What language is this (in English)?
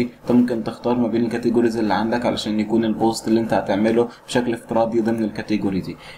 Arabic